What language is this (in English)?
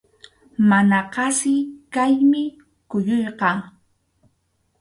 Arequipa-La Unión Quechua